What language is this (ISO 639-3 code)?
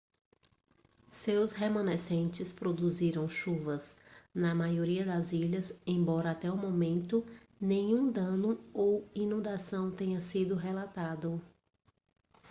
por